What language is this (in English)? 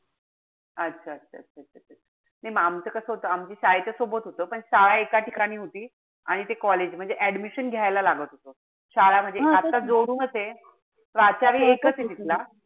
Marathi